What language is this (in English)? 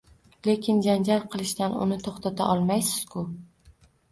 Uzbek